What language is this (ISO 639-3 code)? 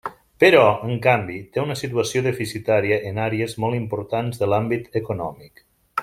cat